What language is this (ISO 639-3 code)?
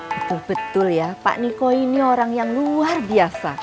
ind